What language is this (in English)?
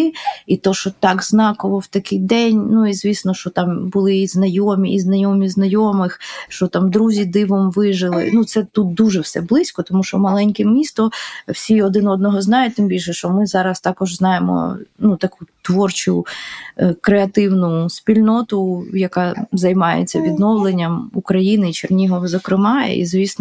Ukrainian